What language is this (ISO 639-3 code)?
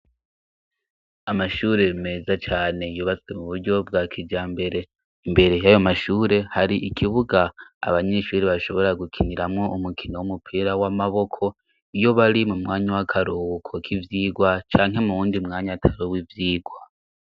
run